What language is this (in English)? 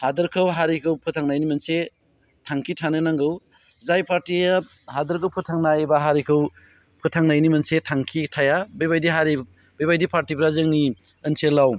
Bodo